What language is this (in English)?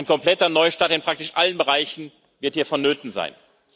German